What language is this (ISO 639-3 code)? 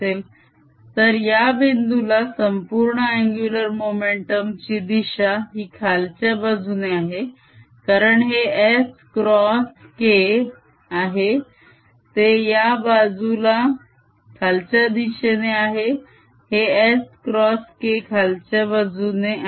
mar